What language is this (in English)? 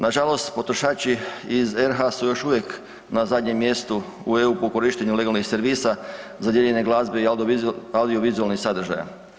Croatian